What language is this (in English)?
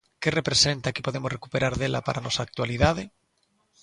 Galician